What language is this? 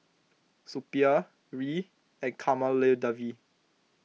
English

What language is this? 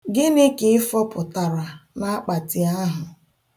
Igbo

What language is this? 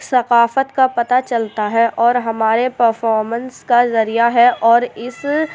Urdu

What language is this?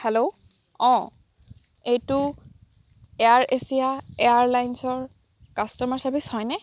Assamese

